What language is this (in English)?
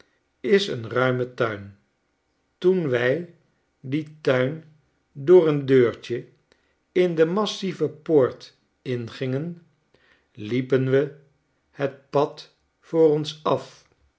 Dutch